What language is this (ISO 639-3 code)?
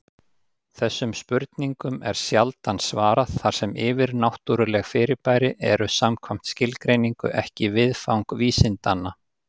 isl